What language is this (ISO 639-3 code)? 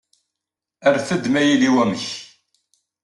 kab